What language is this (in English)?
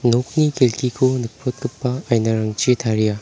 Garo